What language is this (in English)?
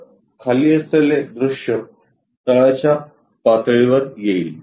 Marathi